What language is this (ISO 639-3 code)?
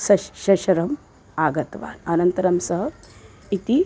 san